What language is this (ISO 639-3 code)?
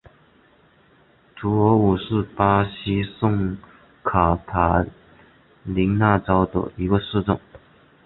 zho